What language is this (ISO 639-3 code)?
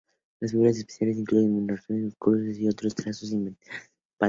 spa